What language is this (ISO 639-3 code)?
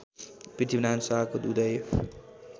nep